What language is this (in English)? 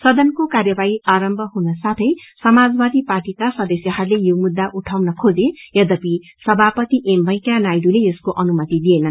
Nepali